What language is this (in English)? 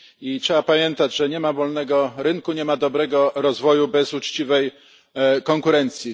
Polish